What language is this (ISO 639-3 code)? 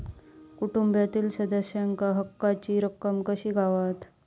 mar